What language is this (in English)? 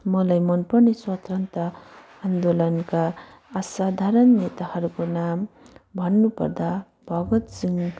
Nepali